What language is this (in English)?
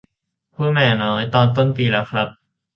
Thai